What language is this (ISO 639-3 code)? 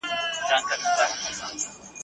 pus